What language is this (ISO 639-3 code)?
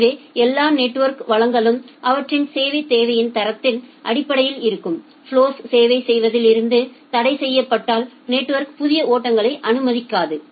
tam